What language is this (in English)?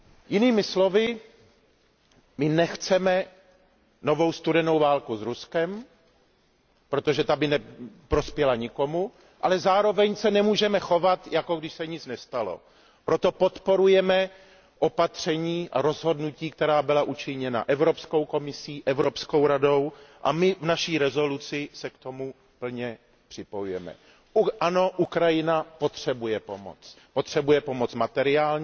Czech